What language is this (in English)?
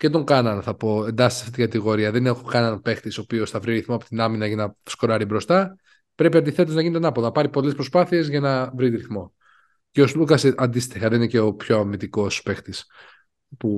Greek